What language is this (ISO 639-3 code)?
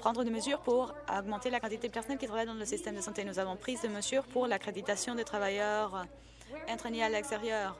fra